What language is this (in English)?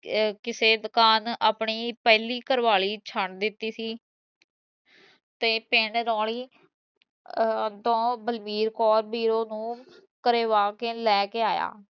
Punjabi